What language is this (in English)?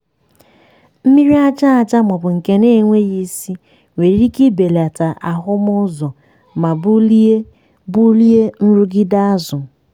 Igbo